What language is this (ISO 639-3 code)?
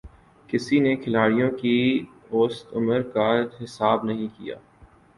urd